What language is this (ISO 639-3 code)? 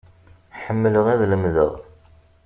kab